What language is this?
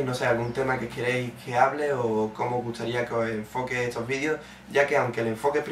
Spanish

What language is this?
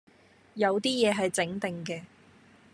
Cantonese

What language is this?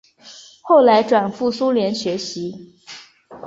Chinese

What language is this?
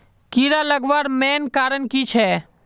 Magahi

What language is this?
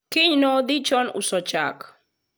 Luo (Kenya and Tanzania)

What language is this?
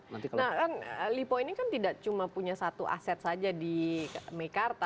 Indonesian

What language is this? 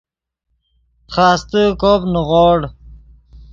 Yidgha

